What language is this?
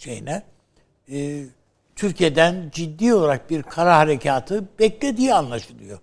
Turkish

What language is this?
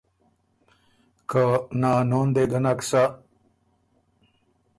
Ormuri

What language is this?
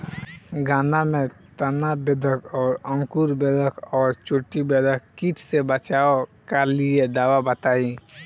Bhojpuri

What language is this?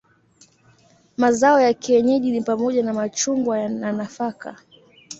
Swahili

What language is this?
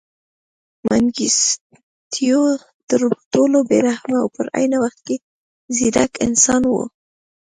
Pashto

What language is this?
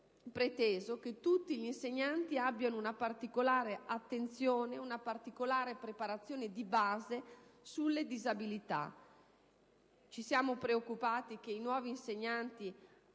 Italian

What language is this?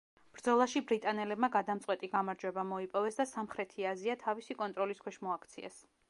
Georgian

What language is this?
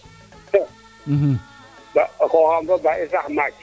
Serer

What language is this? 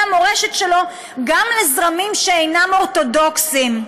Hebrew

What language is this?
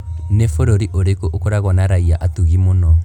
Kikuyu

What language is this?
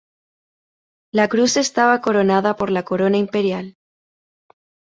Spanish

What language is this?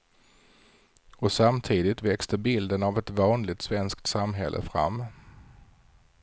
Swedish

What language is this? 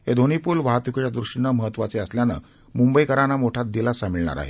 Marathi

